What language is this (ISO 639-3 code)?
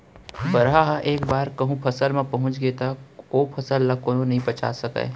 hne